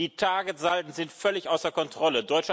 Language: German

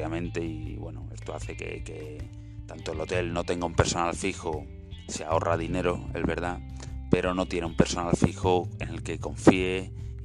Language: Spanish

